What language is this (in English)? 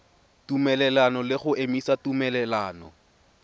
Tswana